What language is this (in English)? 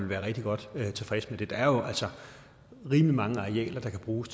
Danish